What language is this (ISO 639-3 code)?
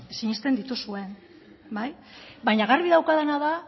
eus